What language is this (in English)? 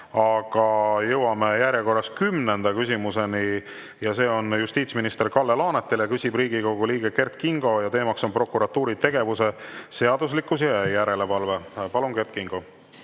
Estonian